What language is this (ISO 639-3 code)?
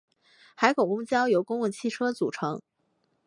zho